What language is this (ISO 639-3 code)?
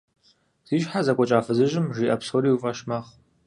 kbd